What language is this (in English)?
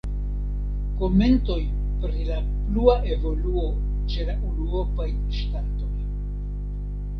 Esperanto